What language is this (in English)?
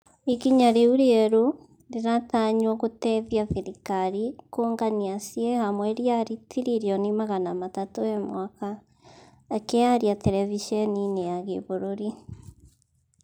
Kikuyu